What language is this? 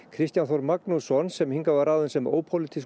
Icelandic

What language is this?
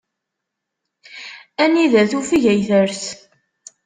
Kabyle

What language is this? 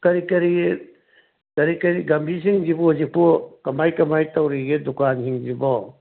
Manipuri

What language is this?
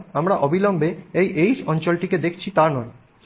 Bangla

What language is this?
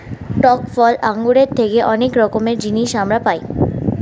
Bangla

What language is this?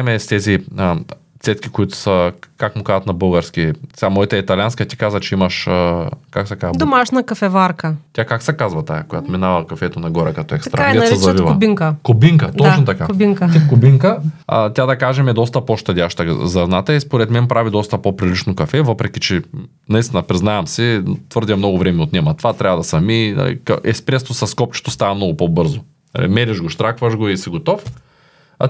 Bulgarian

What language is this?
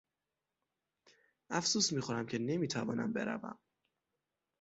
Persian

